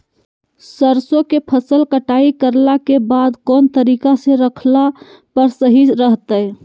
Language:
Magahi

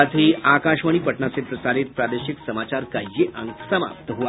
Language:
Hindi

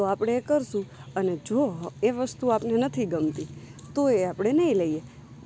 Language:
Gujarati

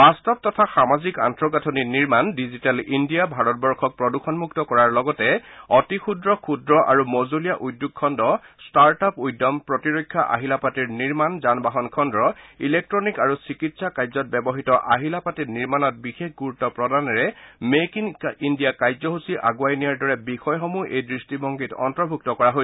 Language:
Assamese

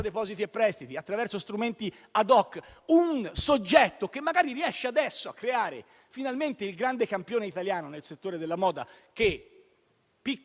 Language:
Italian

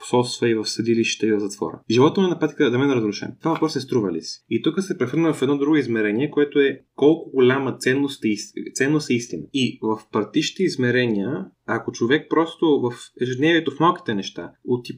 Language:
Bulgarian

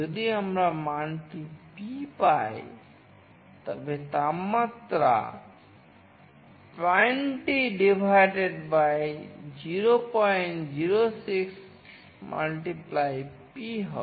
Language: Bangla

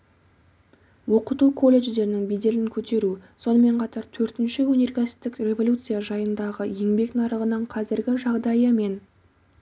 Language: Kazakh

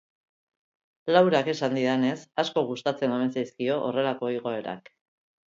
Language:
Basque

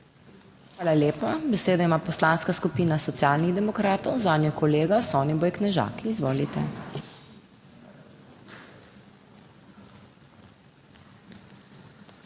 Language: Slovenian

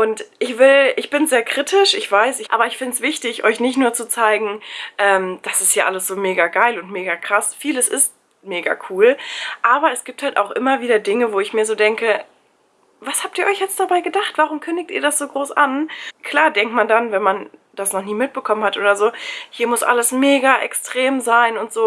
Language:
German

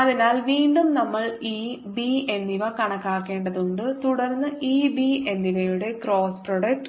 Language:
Malayalam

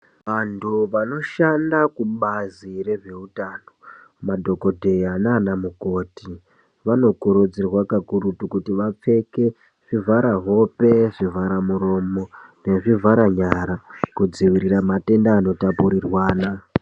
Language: Ndau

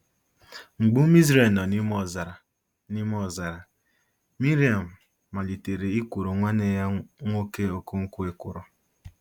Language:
Igbo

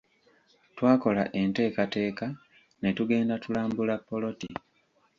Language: Ganda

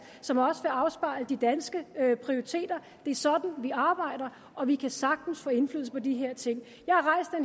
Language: Danish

